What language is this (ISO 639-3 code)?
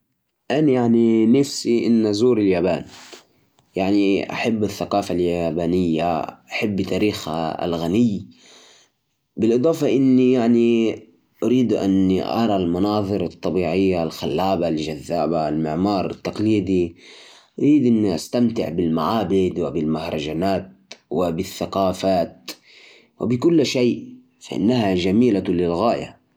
ars